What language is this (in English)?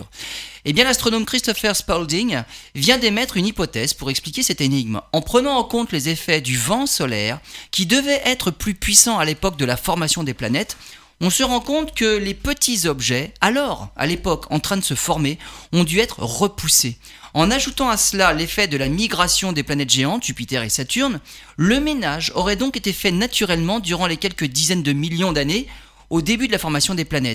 French